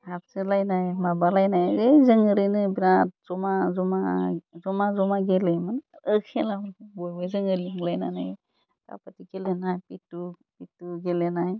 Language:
Bodo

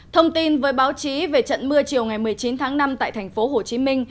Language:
Vietnamese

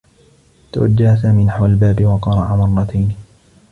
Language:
Arabic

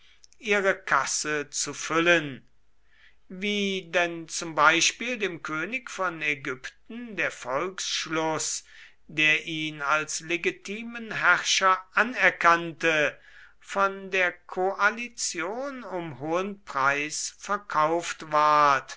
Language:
German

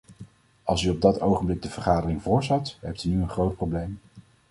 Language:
Dutch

